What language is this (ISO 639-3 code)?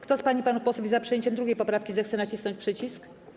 pol